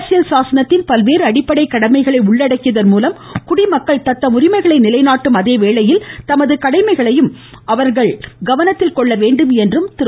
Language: Tamil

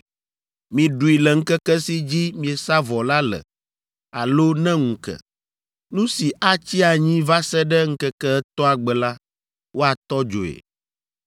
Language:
Ewe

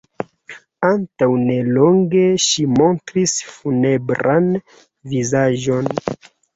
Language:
Esperanto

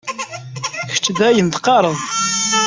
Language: Kabyle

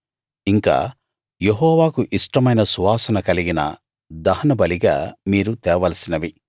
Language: Telugu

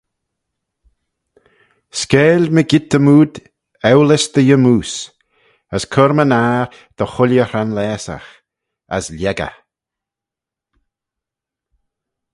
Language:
Manx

